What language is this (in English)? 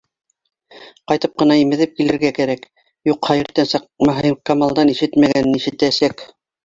Bashkir